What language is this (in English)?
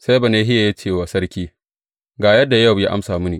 Hausa